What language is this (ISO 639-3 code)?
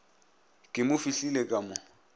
nso